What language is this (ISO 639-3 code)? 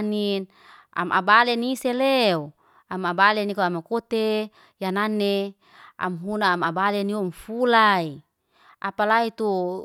ste